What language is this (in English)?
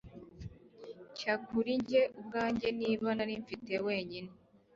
Kinyarwanda